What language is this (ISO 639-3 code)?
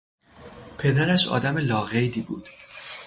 fas